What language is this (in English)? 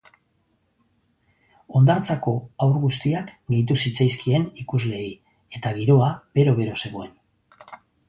Basque